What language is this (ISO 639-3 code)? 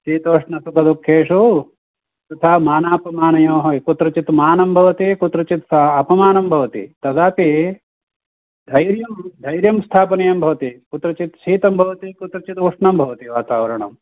san